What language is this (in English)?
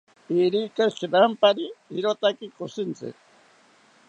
South Ucayali Ashéninka